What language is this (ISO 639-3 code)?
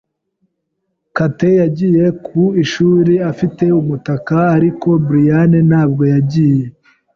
kin